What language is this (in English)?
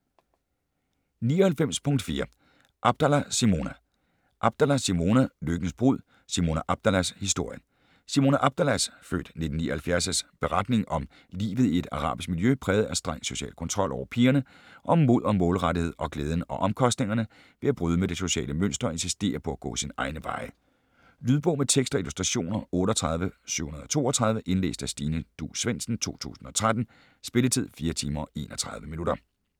Danish